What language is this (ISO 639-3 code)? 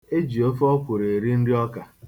ibo